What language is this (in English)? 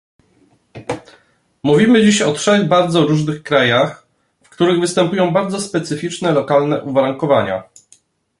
Polish